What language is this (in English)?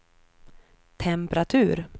Swedish